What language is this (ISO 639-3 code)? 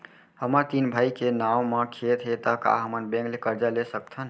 hne